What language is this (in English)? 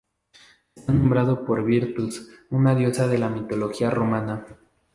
Spanish